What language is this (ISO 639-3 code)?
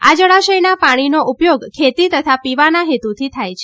guj